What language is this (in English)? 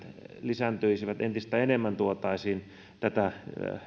Finnish